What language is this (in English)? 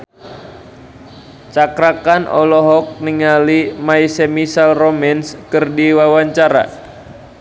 Sundanese